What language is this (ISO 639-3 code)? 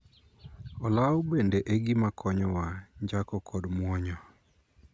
luo